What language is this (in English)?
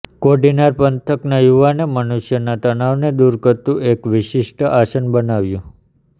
Gujarati